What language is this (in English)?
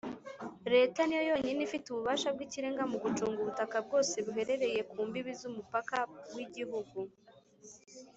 Kinyarwanda